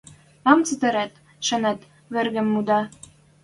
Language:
Western Mari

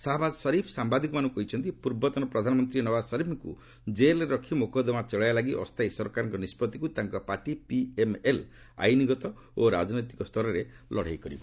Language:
Odia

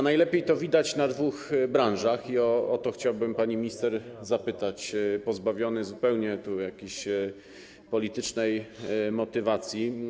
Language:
Polish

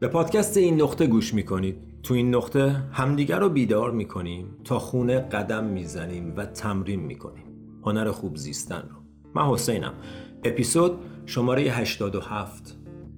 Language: Persian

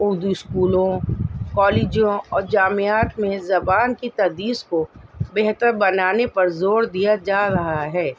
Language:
Urdu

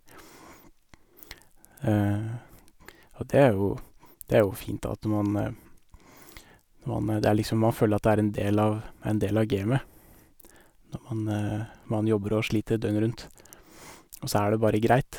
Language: Norwegian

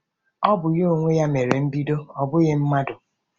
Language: Igbo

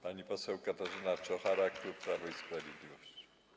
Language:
Polish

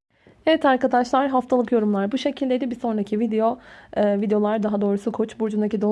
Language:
Turkish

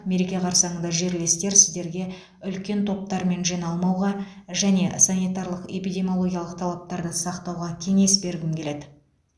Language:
Kazakh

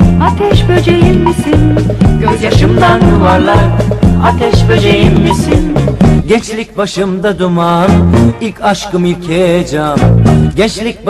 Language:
Turkish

